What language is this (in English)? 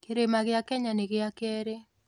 Kikuyu